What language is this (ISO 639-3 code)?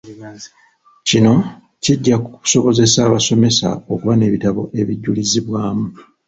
lug